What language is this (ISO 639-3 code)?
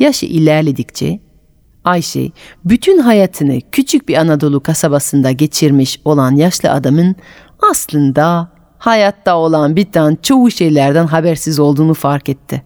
tur